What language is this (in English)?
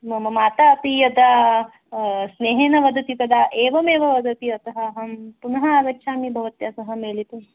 Sanskrit